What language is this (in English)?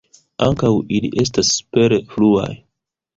Esperanto